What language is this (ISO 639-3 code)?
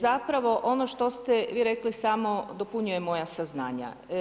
hrv